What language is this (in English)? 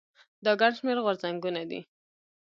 Pashto